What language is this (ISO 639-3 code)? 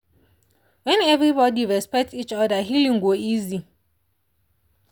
pcm